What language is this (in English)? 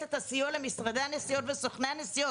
Hebrew